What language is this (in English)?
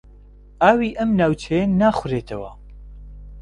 Central Kurdish